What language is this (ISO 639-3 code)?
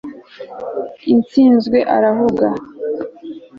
kin